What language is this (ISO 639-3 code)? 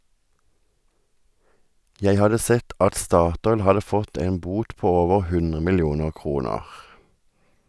nor